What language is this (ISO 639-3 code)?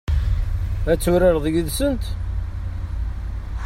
kab